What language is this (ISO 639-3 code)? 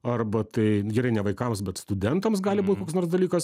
lit